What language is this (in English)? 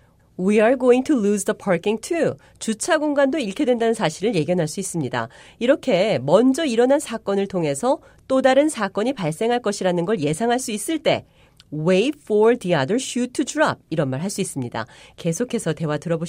Korean